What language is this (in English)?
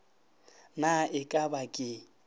Northern Sotho